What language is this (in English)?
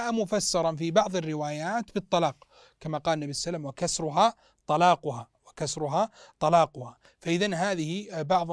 Arabic